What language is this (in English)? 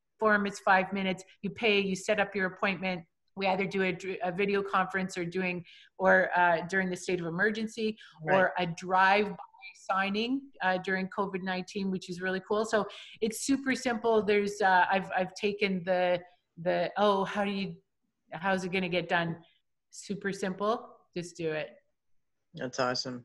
English